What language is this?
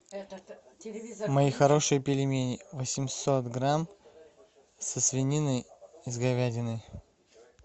Russian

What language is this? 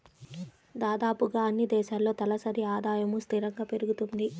Telugu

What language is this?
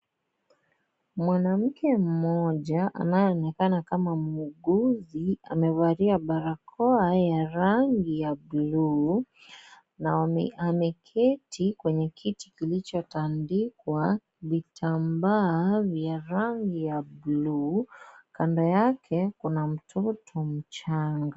Swahili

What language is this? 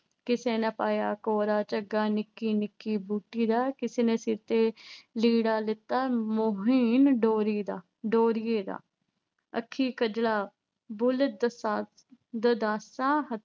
Punjabi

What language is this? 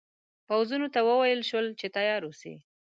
Pashto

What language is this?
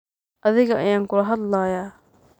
Somali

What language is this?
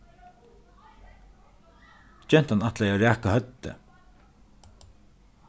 Faroese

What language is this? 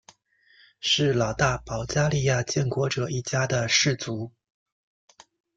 Chinese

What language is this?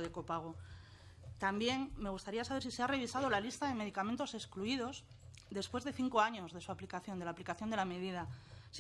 Spanish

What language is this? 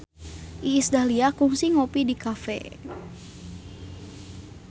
Sundanese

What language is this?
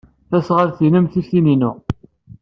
Kabyle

